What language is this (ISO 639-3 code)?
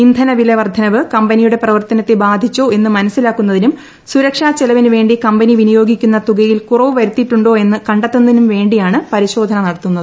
mal